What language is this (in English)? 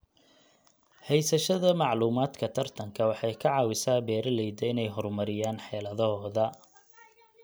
Somali